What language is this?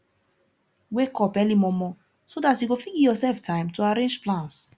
Nigerian Pidgin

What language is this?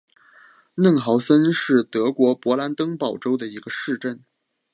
Chinese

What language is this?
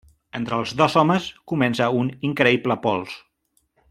Catalan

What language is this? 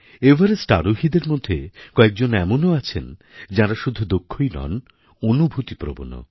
Bangla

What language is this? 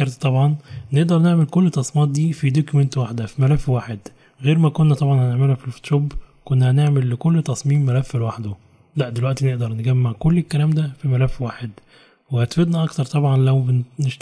Arabic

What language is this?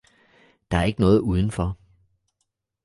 Danish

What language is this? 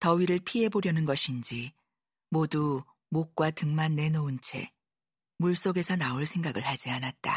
Korean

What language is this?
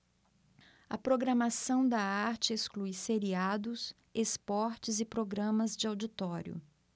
Portuguese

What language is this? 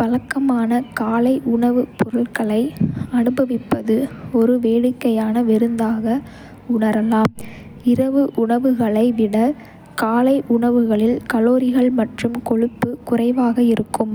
Kota (India)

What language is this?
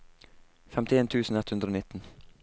Norwegian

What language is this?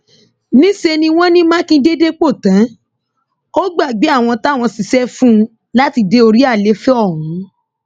Yoruba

